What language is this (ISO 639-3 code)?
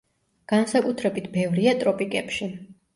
kat